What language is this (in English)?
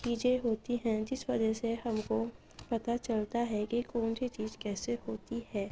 Urdu